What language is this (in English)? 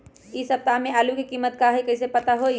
Magahi